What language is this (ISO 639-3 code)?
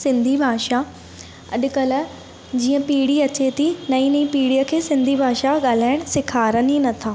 snd